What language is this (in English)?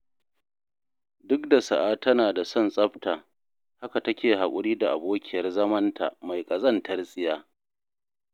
Hausa